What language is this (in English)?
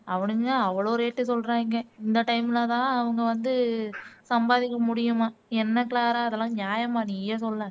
Tamil